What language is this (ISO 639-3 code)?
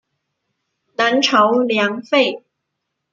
zho